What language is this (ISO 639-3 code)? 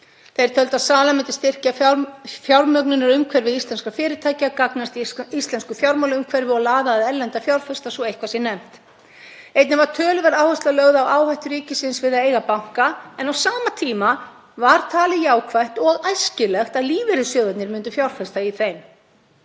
isl